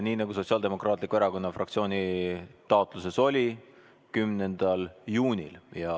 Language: Estonian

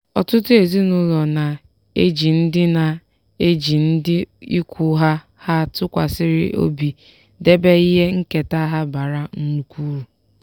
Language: Igbo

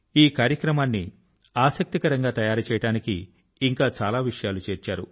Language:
Telugu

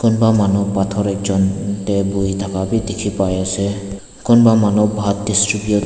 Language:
Naga Pidgin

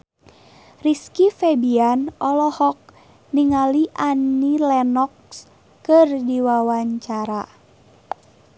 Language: Sundanese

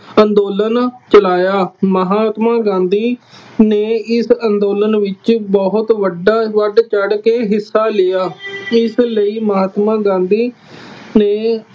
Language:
Punjabi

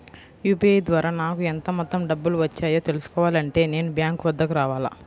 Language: Telugu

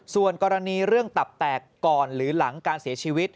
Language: Thai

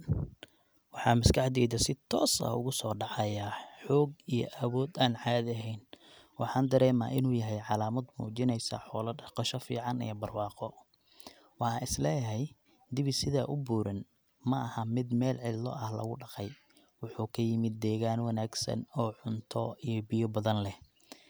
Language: Somali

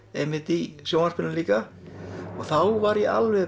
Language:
Icelandic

